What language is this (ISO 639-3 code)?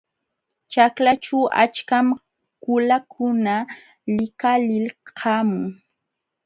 qxw